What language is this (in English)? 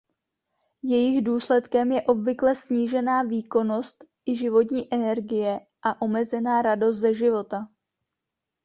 Czech